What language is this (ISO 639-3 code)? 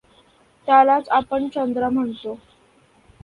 mar